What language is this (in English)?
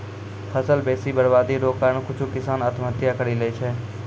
Maithili